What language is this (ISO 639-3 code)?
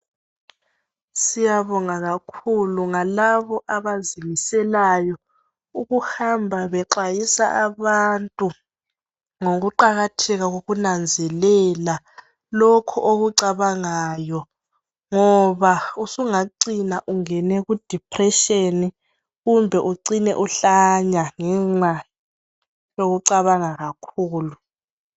nde